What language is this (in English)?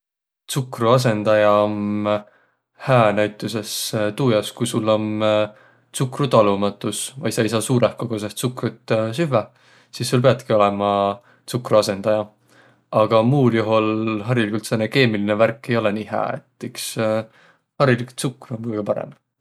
Võro